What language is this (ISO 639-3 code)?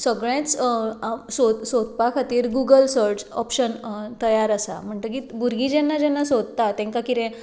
kok